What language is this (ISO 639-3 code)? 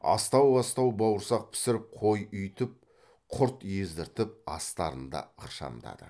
kaz